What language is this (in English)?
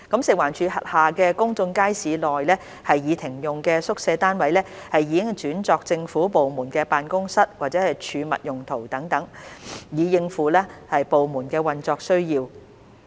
Cantonese